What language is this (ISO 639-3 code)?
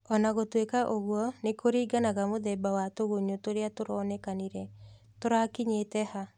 kik